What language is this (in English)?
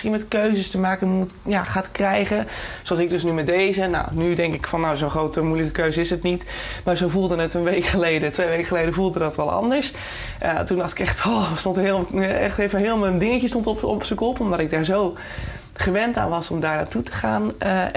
Dutch